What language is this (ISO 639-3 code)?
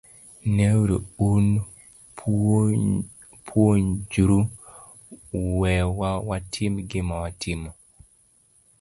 luo